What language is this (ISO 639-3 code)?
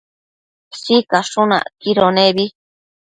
mcf